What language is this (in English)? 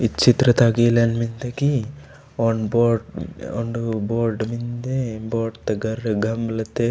Gondi